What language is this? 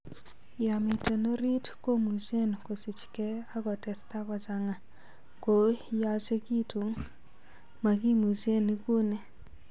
Kalenjin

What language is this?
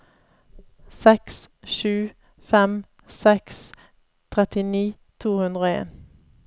Norwegian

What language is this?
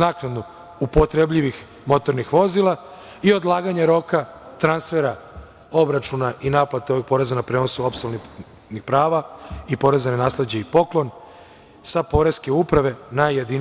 Serbian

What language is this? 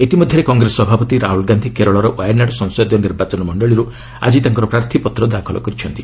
Odia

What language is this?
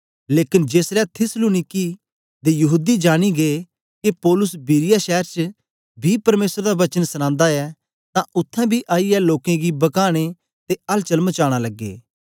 Dogri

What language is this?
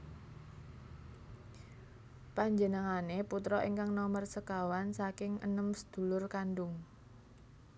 Javanese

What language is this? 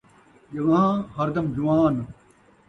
Saraiki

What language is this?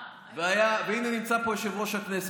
Hebrew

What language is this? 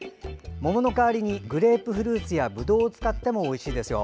Japanese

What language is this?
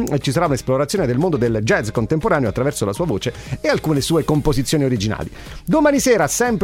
Italian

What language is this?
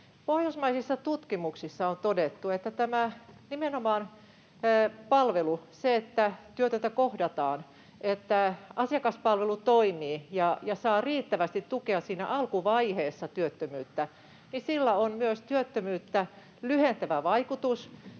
Finnish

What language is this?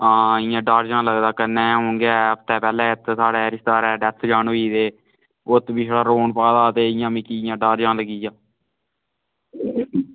Dogri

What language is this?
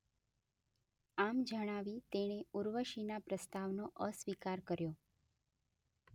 Gujarati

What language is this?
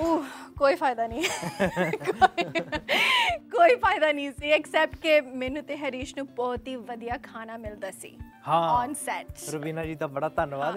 Punjabi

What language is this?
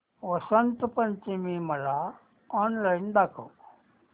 Marathi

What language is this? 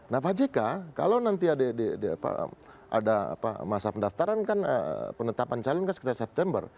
Indonesian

